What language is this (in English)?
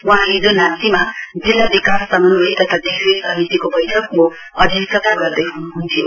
Nepali